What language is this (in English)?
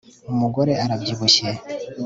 Kinyarwanda